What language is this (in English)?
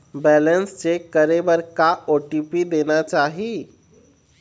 Chhattisgarhi